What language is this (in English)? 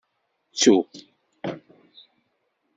Kabyle